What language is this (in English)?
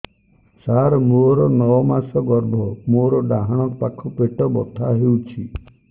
Odia